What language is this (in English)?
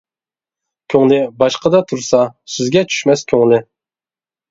Uyghur